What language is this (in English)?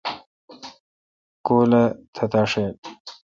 Kalkoti